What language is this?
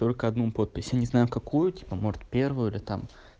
Russian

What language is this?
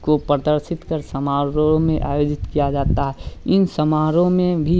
Hindi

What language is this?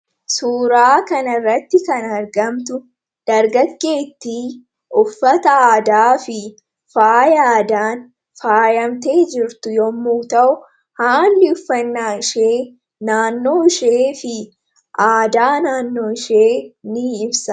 Oromo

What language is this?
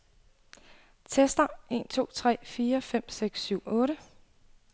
Danish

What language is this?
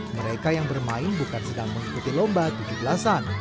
Indonesian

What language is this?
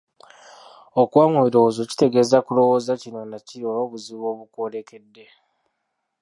Ganda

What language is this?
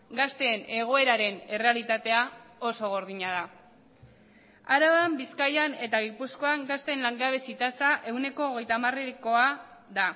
Basque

